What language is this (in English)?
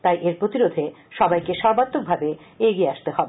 Bangla